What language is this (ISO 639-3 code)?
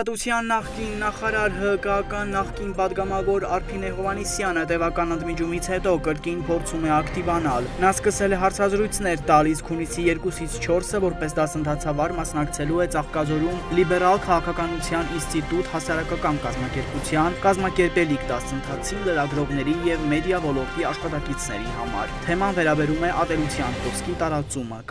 ron